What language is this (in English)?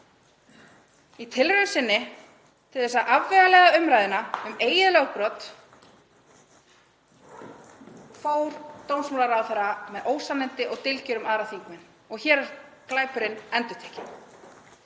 Icelandic